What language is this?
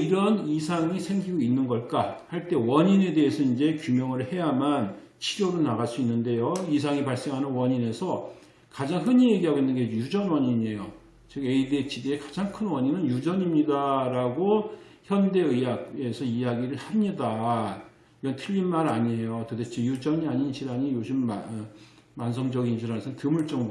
Korean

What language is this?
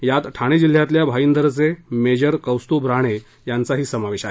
Marathi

